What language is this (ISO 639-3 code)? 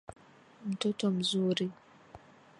swa